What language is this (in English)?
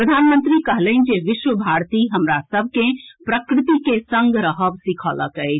Maithili